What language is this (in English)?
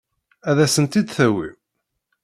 Kabyle